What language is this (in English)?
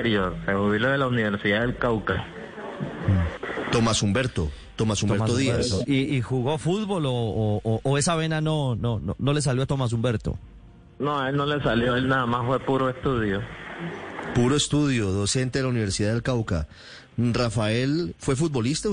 Spanish